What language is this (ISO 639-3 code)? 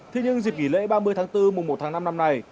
vie